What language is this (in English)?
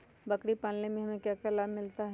Magahi